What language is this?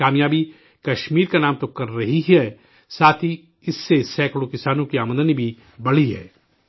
Urdu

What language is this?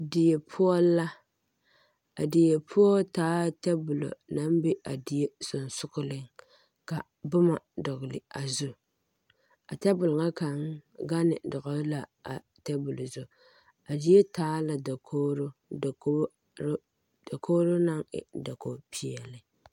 Southern Dagaare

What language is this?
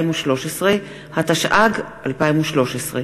Hebrew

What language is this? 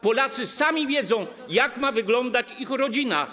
Polish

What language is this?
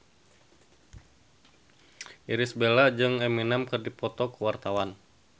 Sundanese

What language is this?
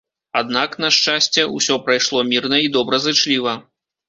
Belarusian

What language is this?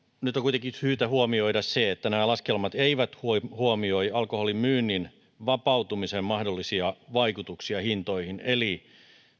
Finnish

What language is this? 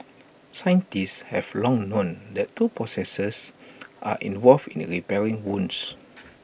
English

